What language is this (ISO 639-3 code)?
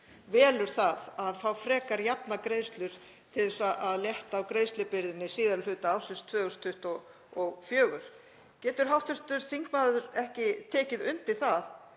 isl